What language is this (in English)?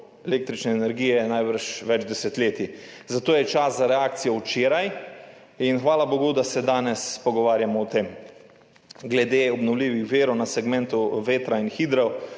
Slovenian